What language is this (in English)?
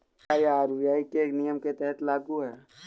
Hindi